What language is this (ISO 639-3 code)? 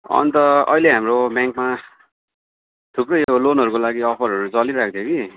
nep